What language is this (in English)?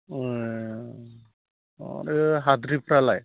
Bodo